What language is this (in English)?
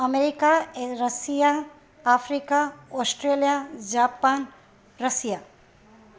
Sindhi